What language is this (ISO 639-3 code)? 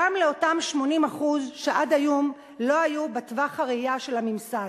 heb